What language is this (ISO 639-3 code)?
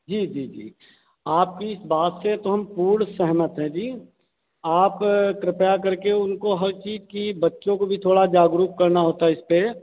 hin